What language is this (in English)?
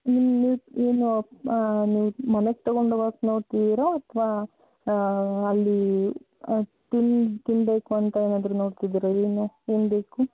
Kannada